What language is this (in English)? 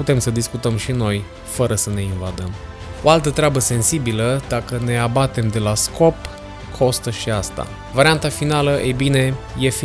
Romanian